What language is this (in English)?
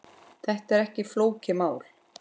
Icelandic